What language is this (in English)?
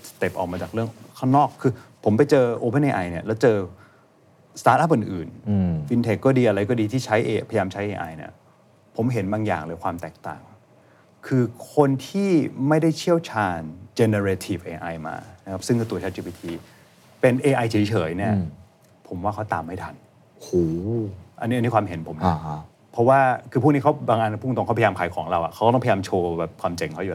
Thai